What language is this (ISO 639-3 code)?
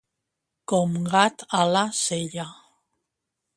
cat